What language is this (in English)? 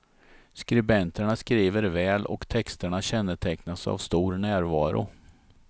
Swedish